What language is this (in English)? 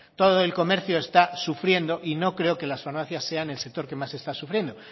Spanish